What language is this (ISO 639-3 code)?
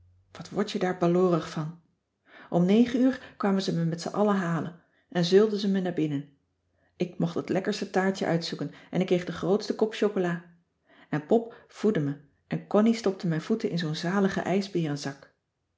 nld